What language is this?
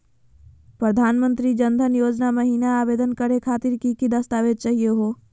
Magahi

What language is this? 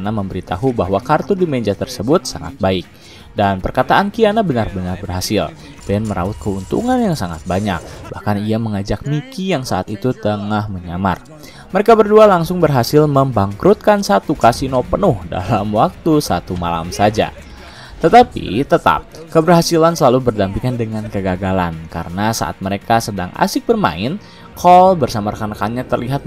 Indonesian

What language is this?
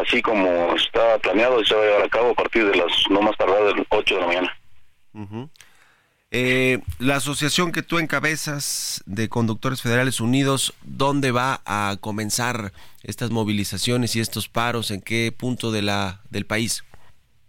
Spanish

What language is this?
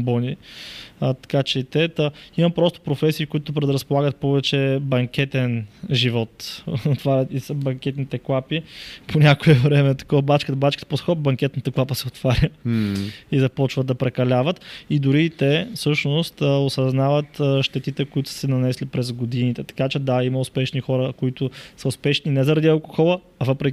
Bulgarian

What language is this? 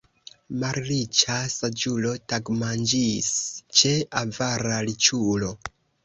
Esperanto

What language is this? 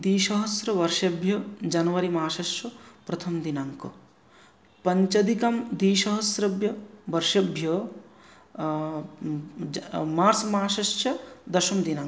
Sanskrit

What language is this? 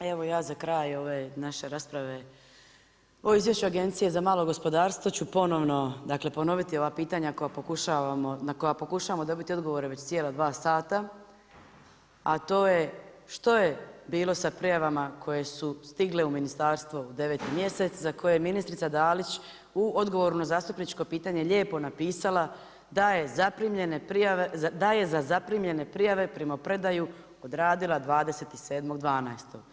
Croatian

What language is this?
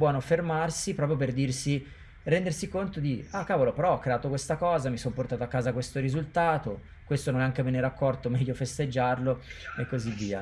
Italian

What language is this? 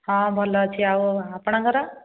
Odia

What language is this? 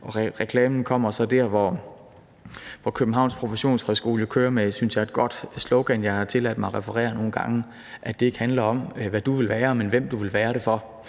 Danish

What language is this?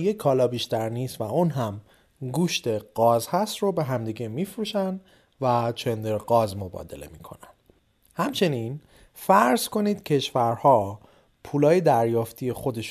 Persian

